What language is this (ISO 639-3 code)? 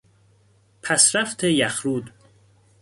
fas